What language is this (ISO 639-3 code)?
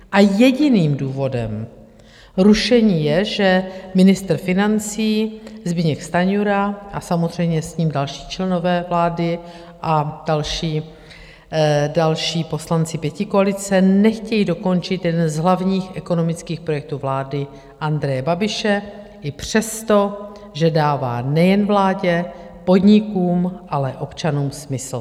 ces